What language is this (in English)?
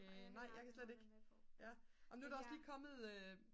Danish